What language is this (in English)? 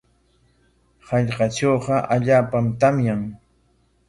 Corongo Ancash Quechua